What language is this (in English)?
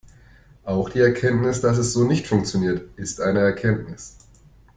German